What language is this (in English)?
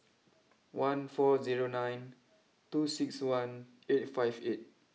English